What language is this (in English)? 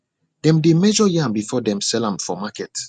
Nigerian Pidgin